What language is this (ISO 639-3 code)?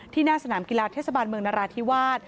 tha